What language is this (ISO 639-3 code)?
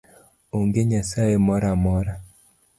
luo